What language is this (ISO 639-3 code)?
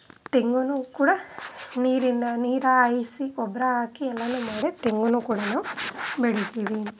kan